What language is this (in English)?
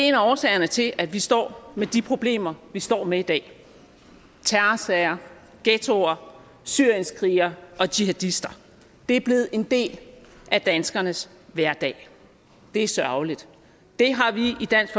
Danish